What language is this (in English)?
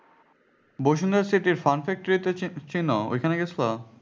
Bangla